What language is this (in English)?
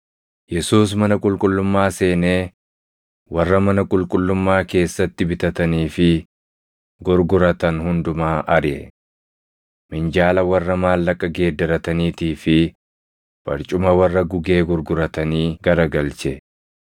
Oromo